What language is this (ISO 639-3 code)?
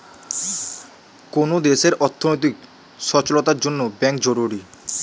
ben